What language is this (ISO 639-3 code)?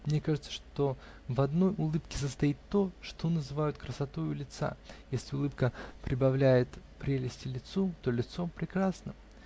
rus